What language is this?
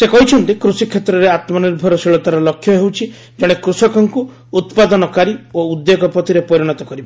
Odia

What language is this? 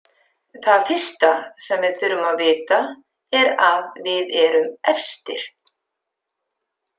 Icelandic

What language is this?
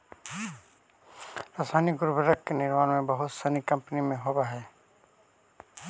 Magahi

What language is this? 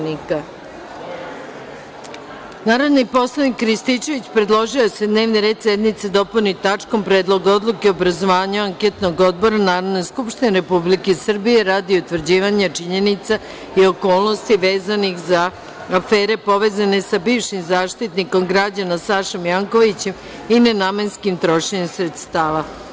Serbian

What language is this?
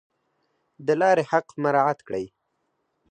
Pashto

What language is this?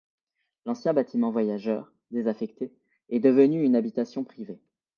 French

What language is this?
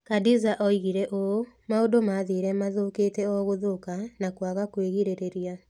Kikuyu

